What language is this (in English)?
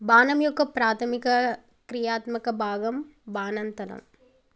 Telugu